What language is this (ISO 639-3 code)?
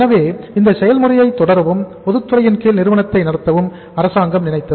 tam